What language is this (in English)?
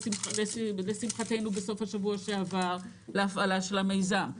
Hebrew